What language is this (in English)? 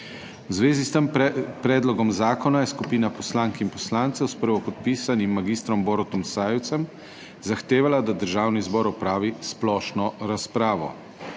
Slovenian